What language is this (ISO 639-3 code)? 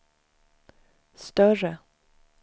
swe